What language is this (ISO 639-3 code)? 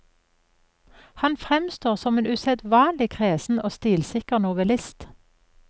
nor